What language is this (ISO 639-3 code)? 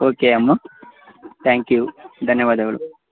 kan